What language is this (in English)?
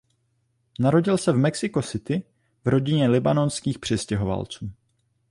Czech